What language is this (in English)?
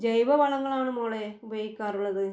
Malayalam